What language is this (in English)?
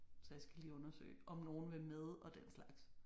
Danish